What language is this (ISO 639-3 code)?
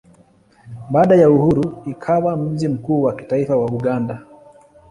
swa